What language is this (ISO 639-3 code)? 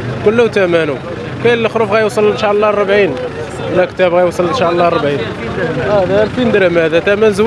ara